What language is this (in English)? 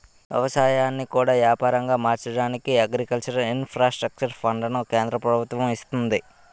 Telugu